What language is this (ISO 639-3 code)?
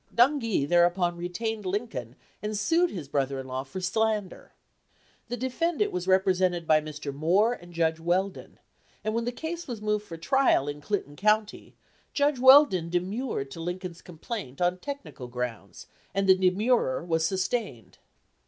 eng